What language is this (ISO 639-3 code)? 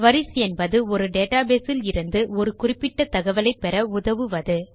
tam